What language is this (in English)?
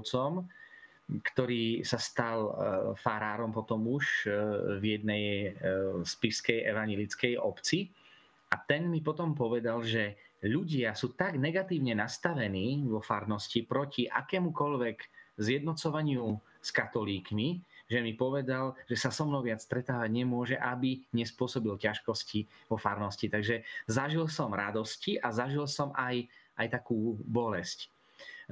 Slovak